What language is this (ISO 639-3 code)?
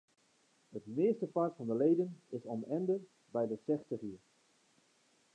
fry